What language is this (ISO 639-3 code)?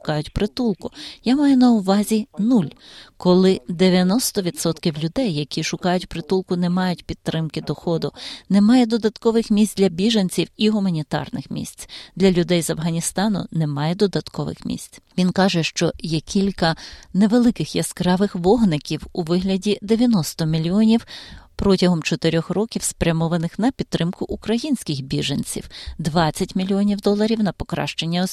ukr